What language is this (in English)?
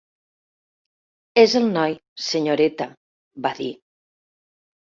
Catalan